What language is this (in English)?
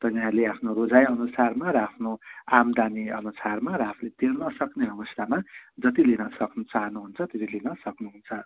Nepali